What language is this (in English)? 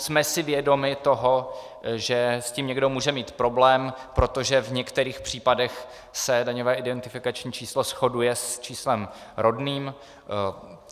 Czech